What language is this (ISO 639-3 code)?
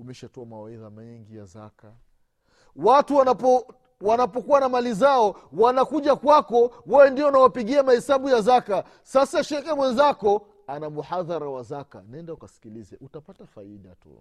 swa